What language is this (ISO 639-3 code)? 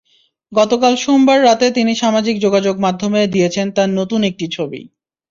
ben